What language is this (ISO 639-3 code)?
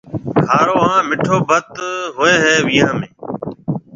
mve